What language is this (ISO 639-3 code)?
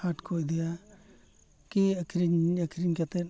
sat